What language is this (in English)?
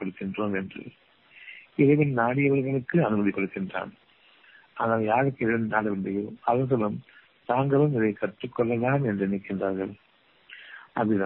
Tamil